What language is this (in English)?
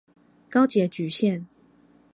Chinese